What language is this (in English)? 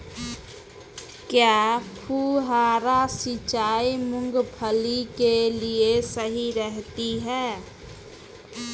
Hindi